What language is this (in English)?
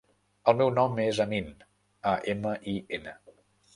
Catalan